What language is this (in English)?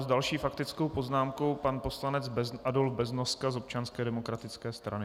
Czech